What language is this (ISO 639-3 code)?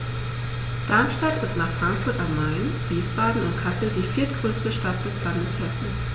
deu